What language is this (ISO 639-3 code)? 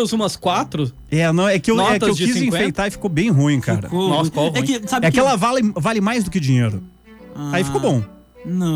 por